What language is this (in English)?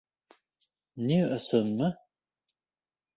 Bashkir